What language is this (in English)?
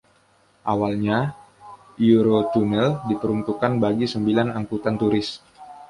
Indonesian